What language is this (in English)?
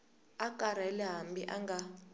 Tsonga